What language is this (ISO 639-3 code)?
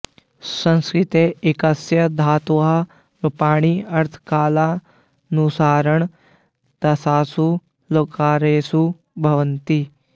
san